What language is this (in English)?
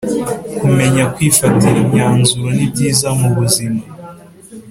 Kinyarwanda